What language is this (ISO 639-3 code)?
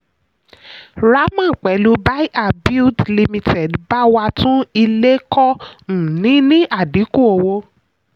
yor